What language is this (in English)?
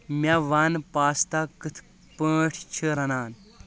Kashmiri